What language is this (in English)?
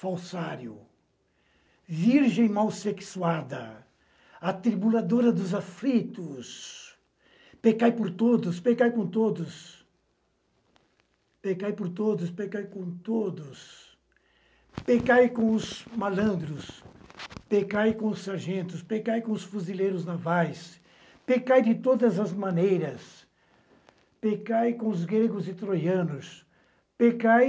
Portuguese